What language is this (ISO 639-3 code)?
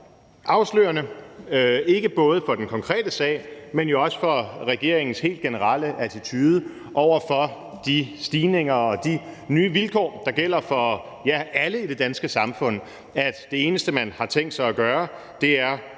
dan